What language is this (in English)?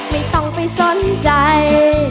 Thai